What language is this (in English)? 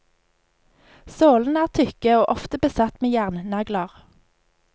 Norwegian